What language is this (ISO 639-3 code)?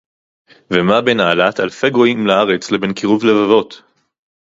heb